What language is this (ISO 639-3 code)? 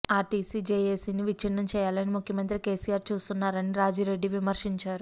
tel